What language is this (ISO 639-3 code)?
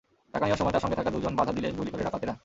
ben